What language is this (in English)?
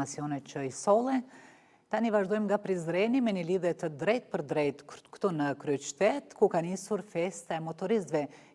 Romanian